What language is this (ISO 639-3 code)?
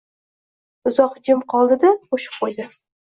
uzb